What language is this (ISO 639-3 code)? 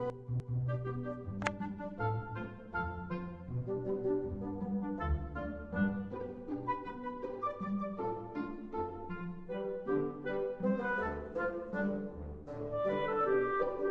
eng